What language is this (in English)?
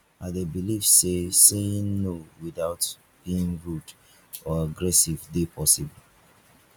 Nigerian Pidgin